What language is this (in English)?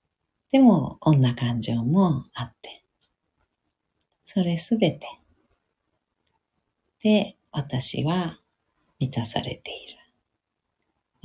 Japanese